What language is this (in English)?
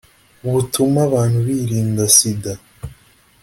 Kinyarwanda